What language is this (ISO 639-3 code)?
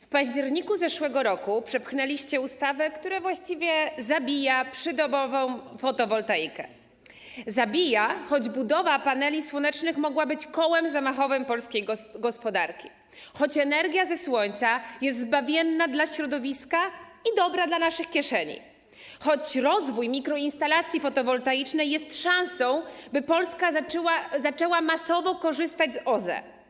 pol